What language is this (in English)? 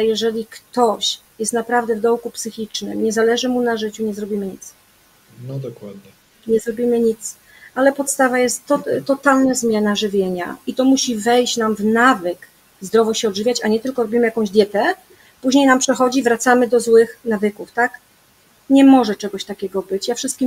Polish